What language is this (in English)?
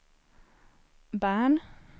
Swedish